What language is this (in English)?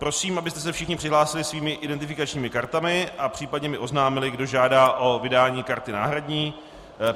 Czech